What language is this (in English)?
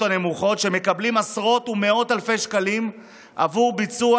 Hebrew